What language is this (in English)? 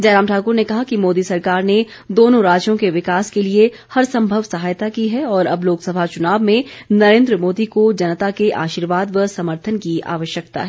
Hindi